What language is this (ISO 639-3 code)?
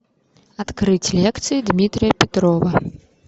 rus